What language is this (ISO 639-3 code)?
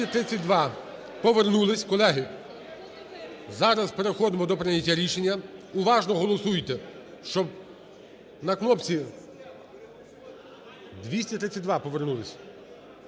ukr